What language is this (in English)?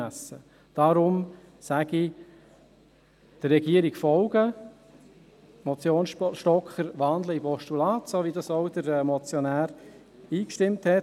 Swiss German